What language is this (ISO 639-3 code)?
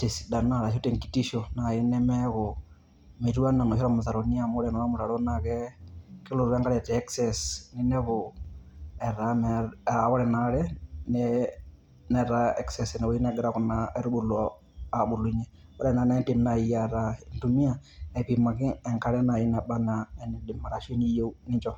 mas